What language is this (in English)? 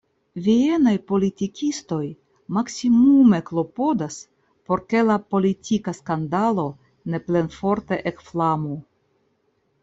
Esperanto